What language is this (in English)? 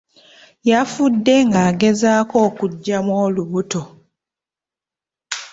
Ganda